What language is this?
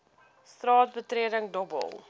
Afrikaans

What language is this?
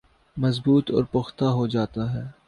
Urdu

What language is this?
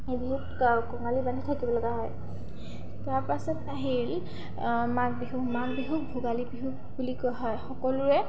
Assamese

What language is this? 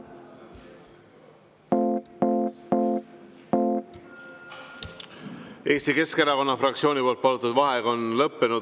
Estonian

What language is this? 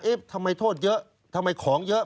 Thai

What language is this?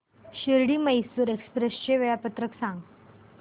Marathi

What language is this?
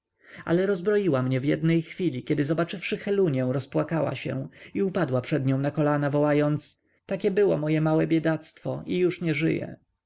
Polish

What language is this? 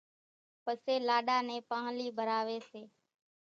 Kachi Koli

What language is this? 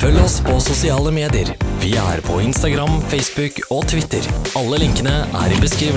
Norwegian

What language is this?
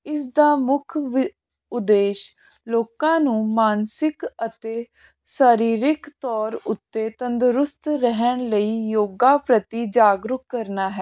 Punjabi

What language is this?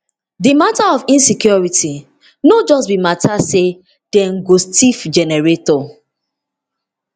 Nigerian Pidgin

